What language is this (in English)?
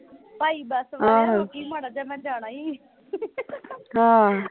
Punjabi